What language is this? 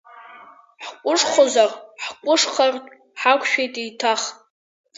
Abkhazian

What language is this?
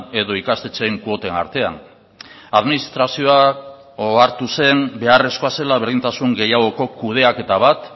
Basque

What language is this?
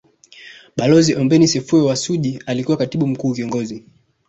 Swahili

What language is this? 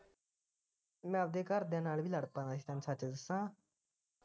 Punjabi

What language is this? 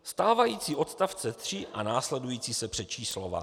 Czech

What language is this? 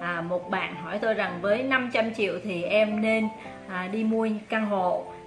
Vietnamese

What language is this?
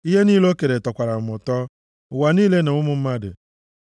Igbo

